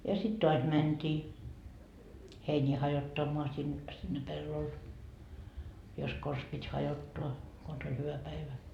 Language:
Finnish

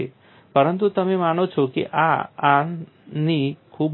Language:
Gujarati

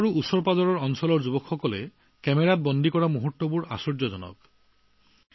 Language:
Assamese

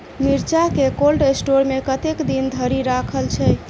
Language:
Maithili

